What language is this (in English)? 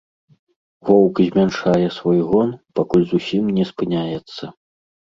Belarusian